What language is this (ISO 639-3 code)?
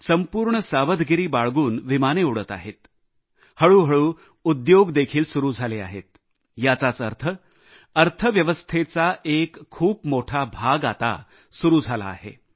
mar